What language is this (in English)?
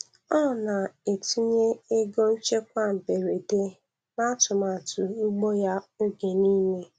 Igbo